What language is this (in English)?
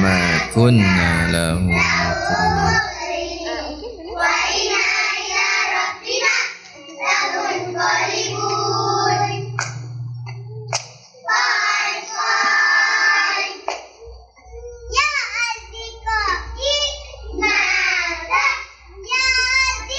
Indonesian